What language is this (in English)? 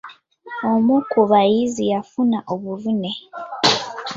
Ganda